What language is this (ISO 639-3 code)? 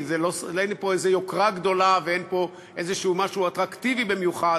heb